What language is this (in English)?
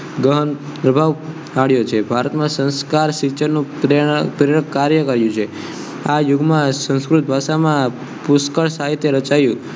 Gujarati